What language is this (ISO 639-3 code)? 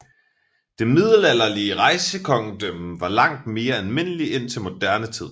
dan